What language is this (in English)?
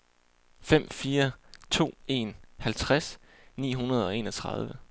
Danish